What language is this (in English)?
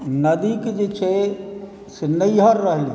Maithili